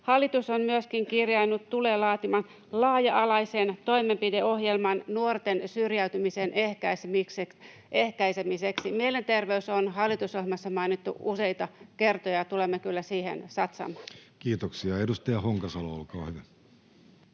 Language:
Finnish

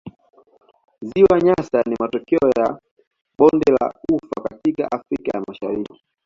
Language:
Swahili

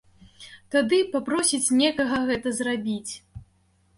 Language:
Belarusian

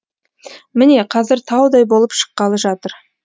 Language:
Kazakh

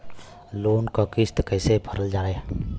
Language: Bhojpuri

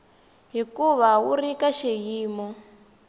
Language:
Tsonga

